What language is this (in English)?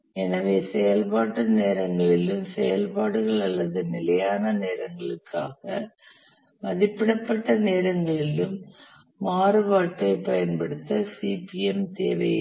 Tamil